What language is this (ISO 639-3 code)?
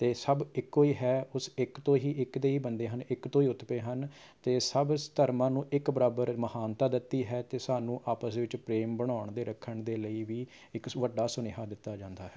pan